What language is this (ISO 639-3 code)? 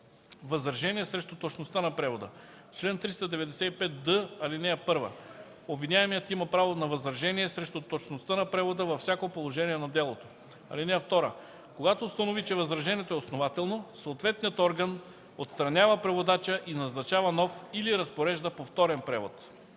bul